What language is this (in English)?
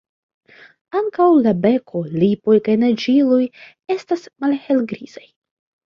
Esperanto